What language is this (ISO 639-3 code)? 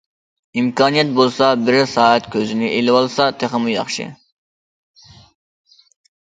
uig